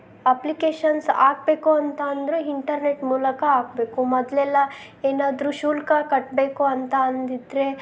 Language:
Kannada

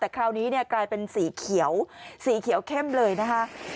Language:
Thai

